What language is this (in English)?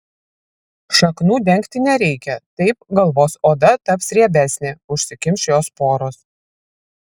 Lithuanian